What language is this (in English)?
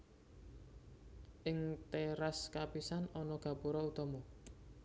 Javanese